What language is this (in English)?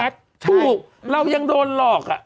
Thai